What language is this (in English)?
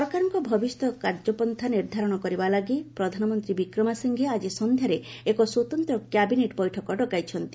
Odia